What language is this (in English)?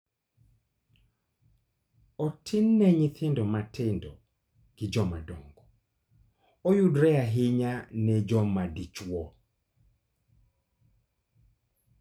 Luo (Kenya and Tanzania)